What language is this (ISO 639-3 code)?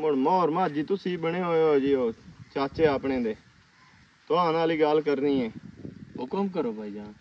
pan